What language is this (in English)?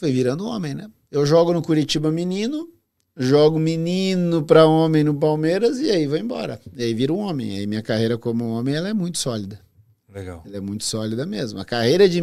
Portuguese